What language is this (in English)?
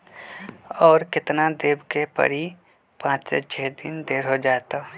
Magahi